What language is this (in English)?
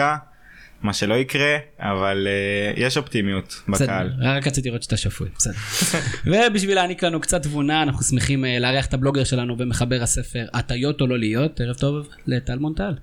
Hebrew